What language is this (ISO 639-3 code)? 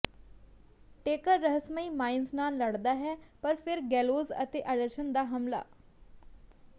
pan